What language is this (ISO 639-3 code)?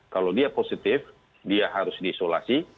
ind